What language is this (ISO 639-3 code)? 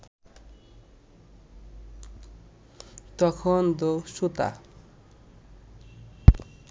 ben